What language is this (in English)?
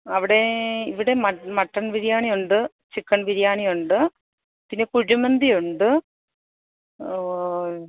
Malayalam